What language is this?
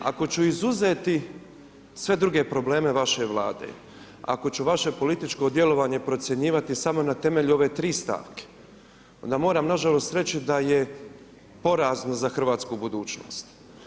Croatian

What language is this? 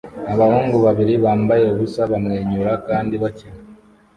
Kinyarwanda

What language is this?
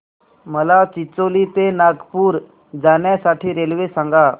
Marathi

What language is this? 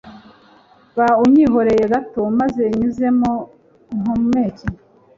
Kinyarwanda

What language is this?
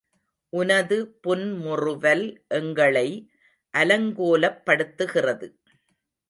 Tamil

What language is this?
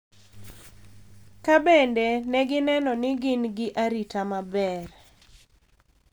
Luo (Kenya and Tanzania)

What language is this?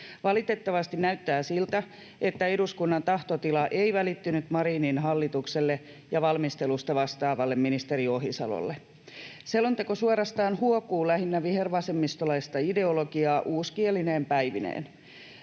Finnish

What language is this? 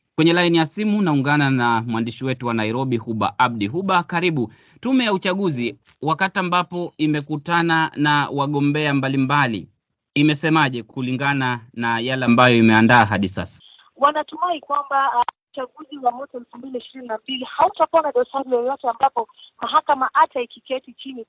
Swahili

